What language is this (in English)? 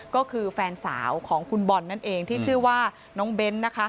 Thai